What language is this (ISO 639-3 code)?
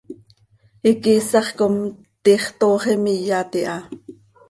sei